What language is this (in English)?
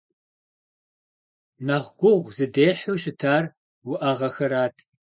Kabardian